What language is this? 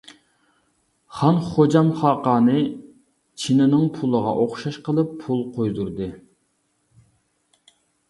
Uyghur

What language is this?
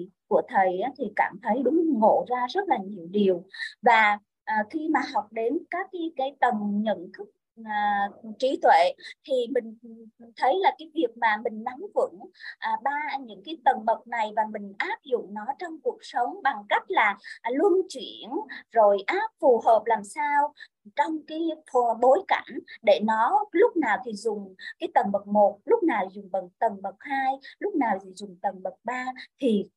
Vietnamese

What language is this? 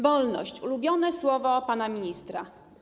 Polish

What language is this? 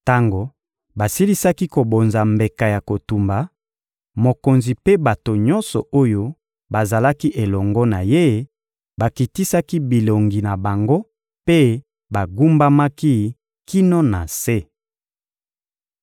Lingala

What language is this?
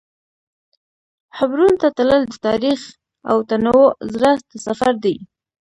Pashto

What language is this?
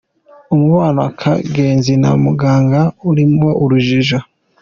Kinyarwanda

